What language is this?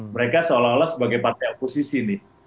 Indonesian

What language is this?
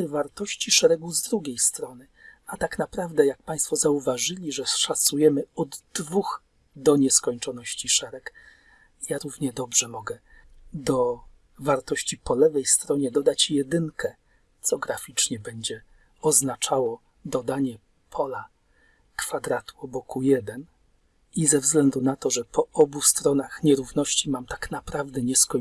Polish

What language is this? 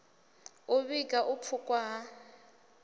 Venda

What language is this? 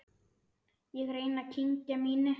Icelandic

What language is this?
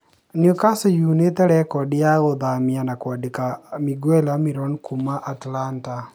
Kikuyu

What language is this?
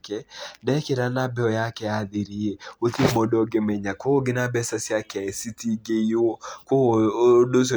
Kikuyu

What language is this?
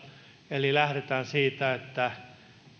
Finnish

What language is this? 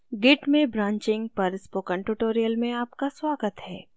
Hindi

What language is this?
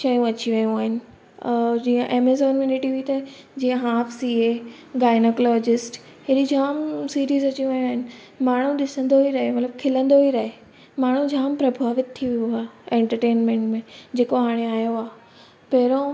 Sindhi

